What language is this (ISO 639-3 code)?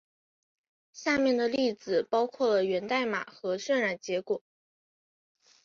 zho